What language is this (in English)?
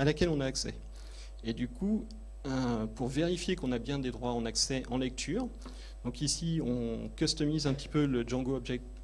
French